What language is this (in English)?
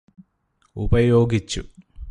Malayalam